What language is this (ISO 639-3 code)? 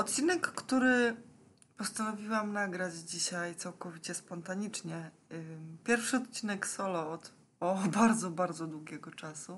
pol